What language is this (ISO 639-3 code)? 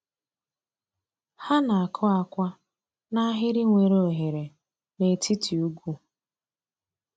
ibo